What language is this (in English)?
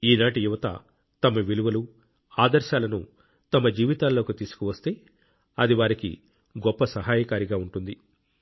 Telugu